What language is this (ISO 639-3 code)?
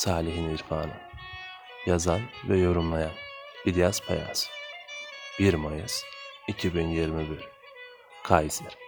tur